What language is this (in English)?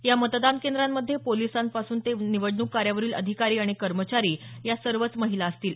Marathi